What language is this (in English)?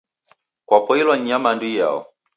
Taita